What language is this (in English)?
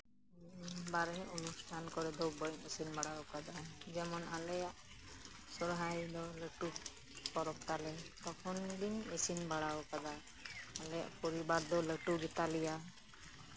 Santali